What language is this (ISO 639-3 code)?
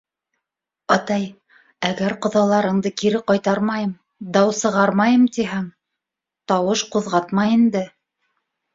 bak